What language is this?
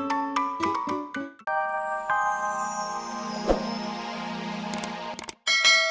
Indonesian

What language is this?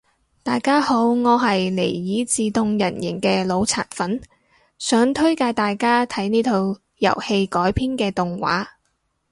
Cantonese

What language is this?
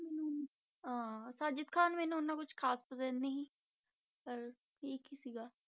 Punjabi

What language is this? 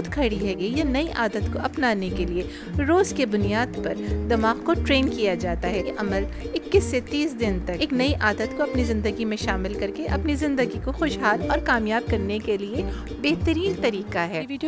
Urdu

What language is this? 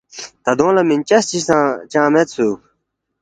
Balti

